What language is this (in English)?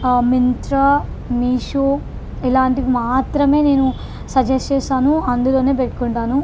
Telugu